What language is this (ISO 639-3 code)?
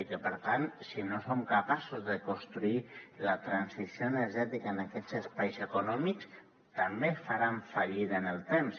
cat